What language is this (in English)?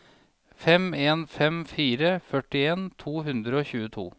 Norwegian